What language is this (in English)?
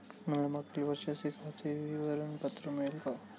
Marathi